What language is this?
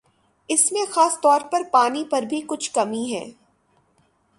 Urdu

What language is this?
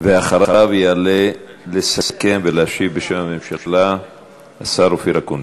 Hebrew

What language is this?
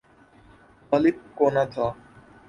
Urdu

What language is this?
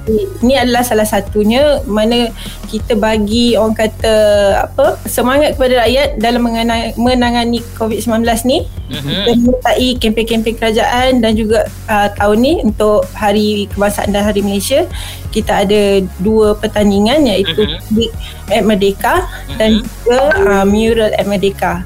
Malay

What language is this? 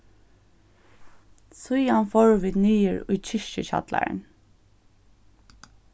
Faroese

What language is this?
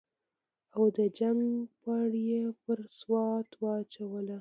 Pashto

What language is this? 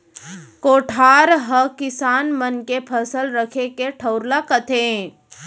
Chhattisgarhi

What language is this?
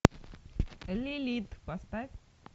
Russian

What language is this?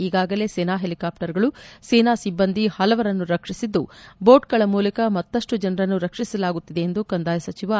Kannada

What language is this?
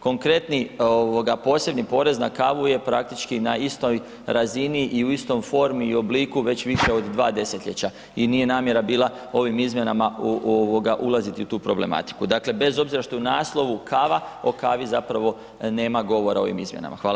Croatian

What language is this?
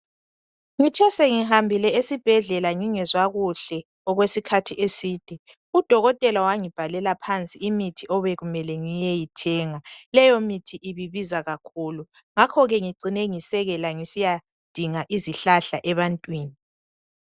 North Ndebele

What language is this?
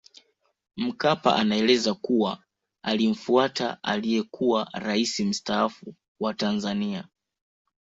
Swahili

